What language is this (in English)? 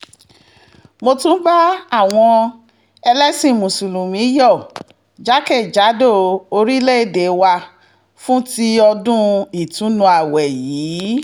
Yoruba